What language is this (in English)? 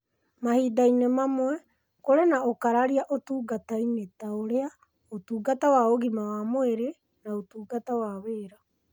Kikuyu